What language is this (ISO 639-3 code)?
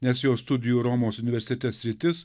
lit